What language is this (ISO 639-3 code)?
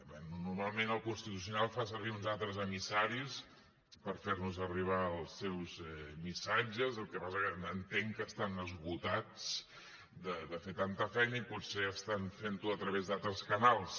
cat